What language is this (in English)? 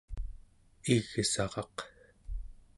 Central Yupik